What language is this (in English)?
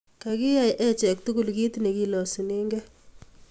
Kalenjin